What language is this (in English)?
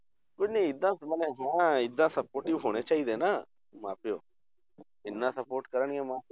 Punjabi